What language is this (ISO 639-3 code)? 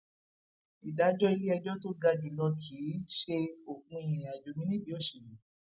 yor